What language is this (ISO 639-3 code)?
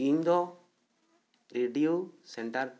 sat